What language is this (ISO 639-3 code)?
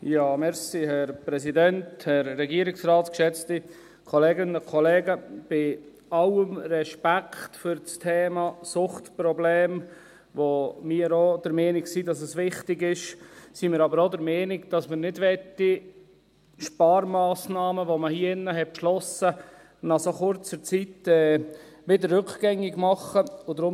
gsw